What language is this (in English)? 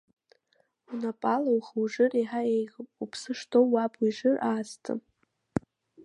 Abkhazian